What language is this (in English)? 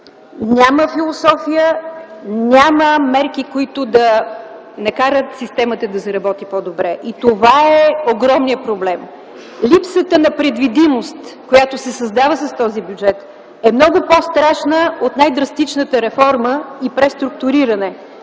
Bulgarian